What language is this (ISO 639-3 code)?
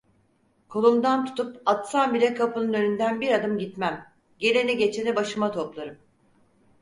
tur